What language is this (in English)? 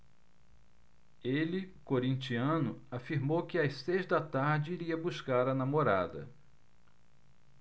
Portuguese